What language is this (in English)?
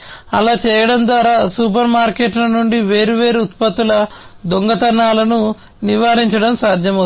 Telugu